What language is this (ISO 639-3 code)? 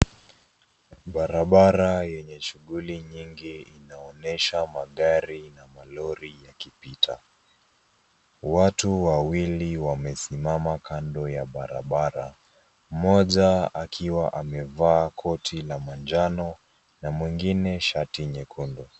swa